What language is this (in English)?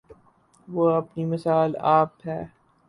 Urdu